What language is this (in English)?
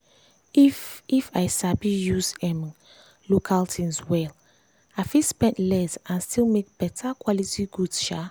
Nigerian Pidgin